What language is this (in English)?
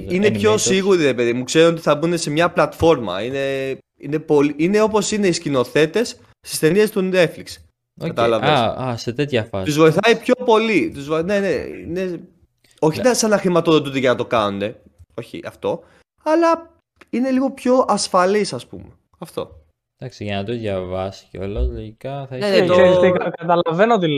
Greek